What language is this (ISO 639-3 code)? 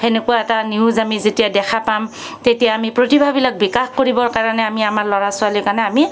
asm